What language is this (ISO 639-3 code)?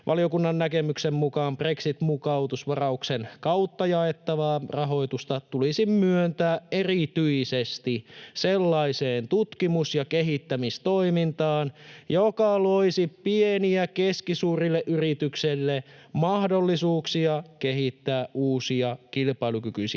fin